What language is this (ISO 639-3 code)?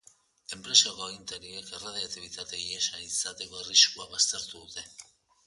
eus